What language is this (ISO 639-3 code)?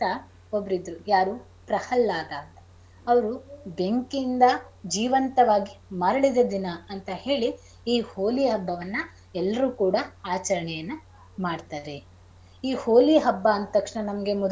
kan